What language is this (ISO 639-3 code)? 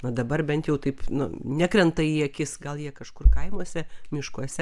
lit